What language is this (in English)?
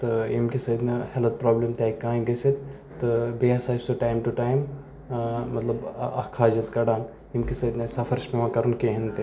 Kashmiri